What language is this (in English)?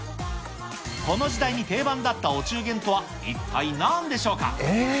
Japanese